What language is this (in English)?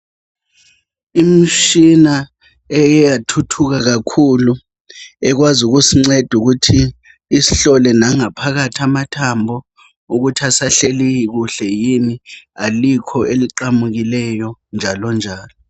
North Ndebele